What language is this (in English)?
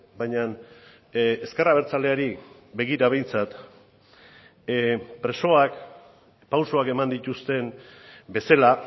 Basque